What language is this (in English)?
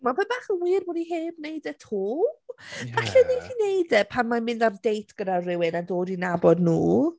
Welsh